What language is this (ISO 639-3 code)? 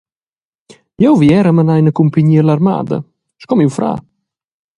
roh